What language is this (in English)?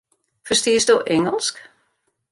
Western Frisian